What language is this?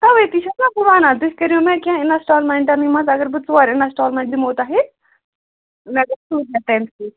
Kashmiri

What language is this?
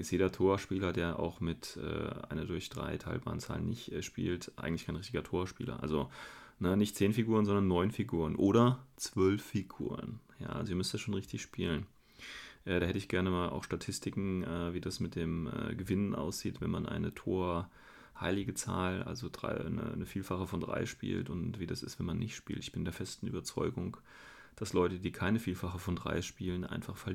German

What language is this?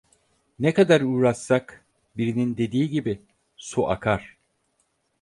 Turkish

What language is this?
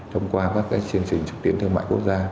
Vietnamese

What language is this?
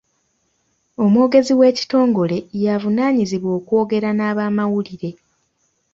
Ganda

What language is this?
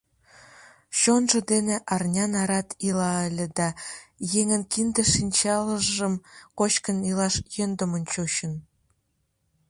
Mari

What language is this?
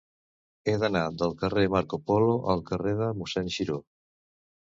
Catalan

